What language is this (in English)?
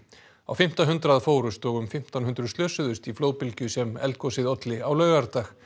Icelandic